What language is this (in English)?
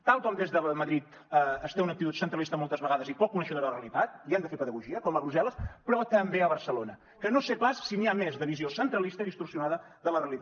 Catalan